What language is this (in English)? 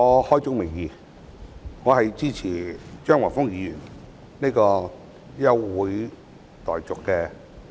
Cantonese